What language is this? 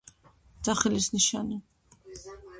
Georgian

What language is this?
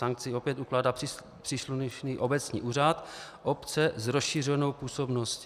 Czech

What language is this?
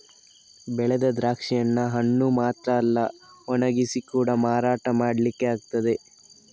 Kannada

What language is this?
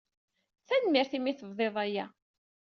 Kabyle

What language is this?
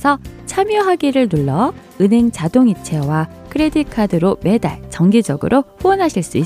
Korean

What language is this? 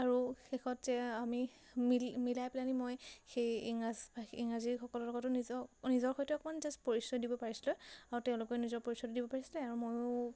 Assamese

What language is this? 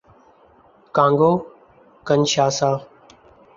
Urdu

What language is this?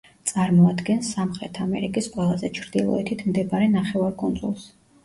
Georgian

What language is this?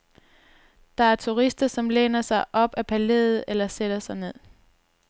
Danish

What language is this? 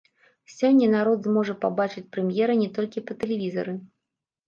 Belarusian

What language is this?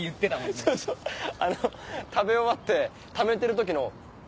Japanese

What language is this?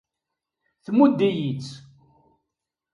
Kabyle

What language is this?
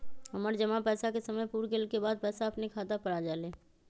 Magahi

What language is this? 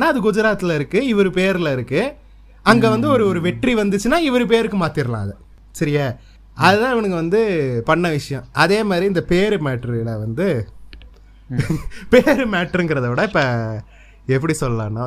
Tamil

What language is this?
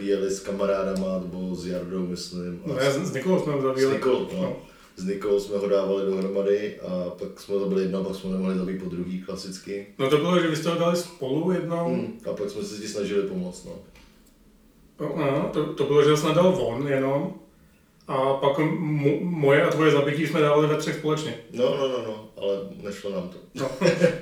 Czech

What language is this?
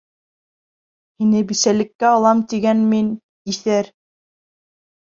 Bashkir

